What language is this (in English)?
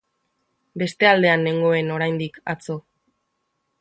Basque